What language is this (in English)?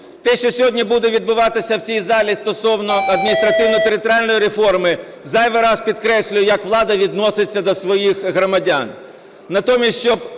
Ukrainian